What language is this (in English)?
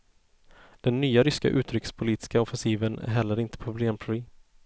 Swedish